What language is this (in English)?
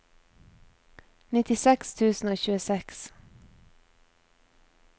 Norwegian